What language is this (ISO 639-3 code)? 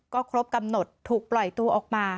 tha